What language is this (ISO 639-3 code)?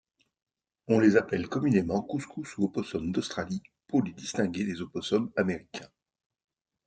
fra